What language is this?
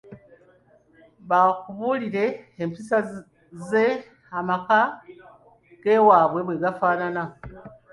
Ganda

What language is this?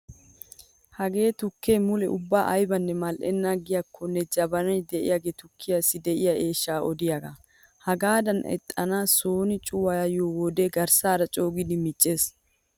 Wolaytta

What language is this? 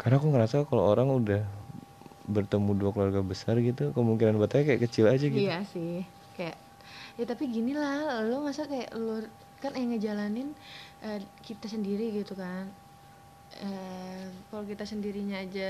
Indonesian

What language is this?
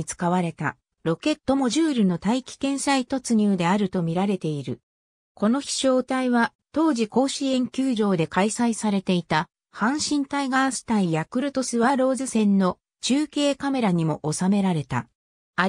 Japanese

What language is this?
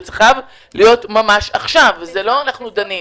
Hebrew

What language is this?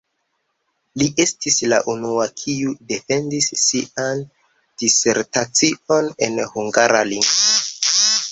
Esperanto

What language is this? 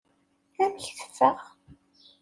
Kabyle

